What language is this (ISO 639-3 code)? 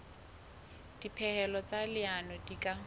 sot